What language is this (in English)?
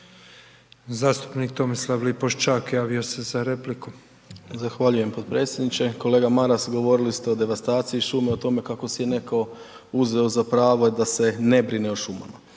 Croatian